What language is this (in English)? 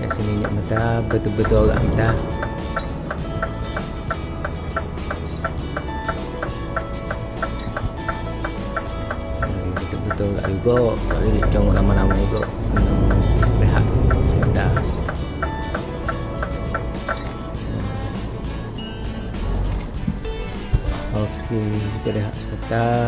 Malay